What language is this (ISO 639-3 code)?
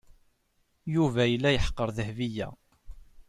kab